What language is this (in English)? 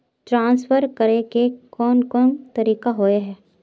Magahi